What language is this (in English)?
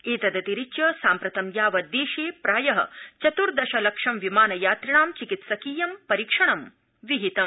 Sanskrit